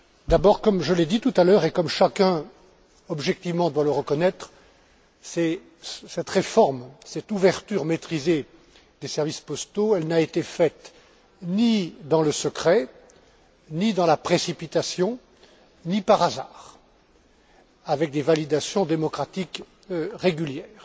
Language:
French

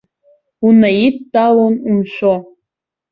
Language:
Abkhazian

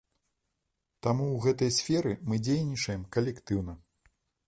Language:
Belarusian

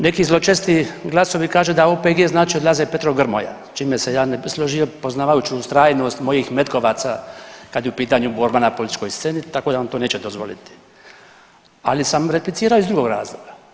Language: Croatian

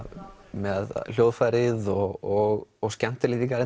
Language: Icelandic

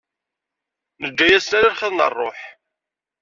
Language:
Kabyle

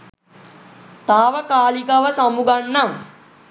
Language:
Sinhala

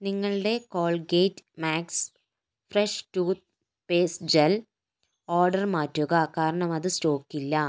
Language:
Malayalam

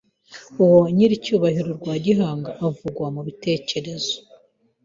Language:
Kinyarwanda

